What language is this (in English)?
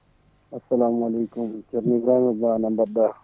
Fula